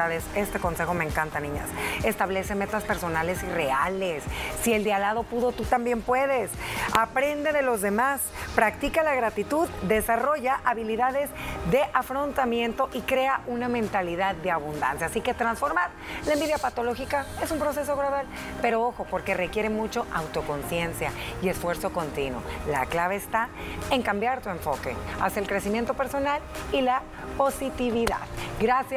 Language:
Spanish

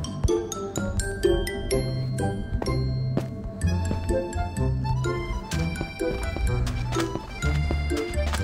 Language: Thai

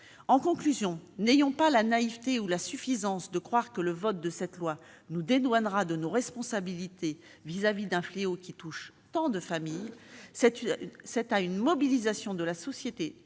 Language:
French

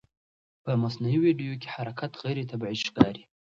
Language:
Pashto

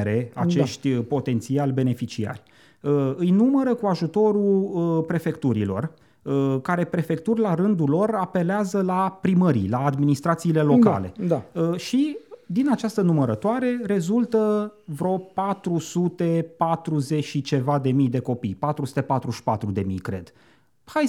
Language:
Romanian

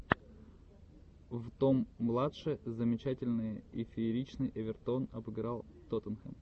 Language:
Russian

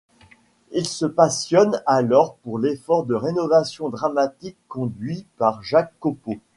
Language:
French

